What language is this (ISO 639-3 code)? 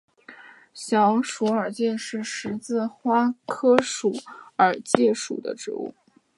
zho